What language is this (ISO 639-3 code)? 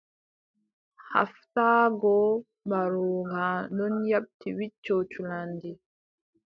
fub